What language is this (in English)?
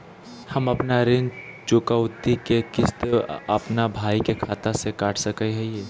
Magahi